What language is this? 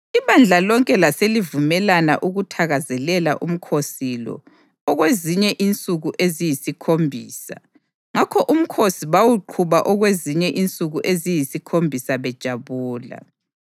North Ndebele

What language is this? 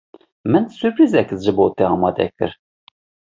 Kurdish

